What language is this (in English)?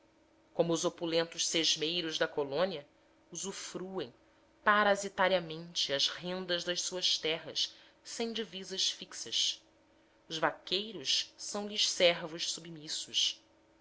Portuguese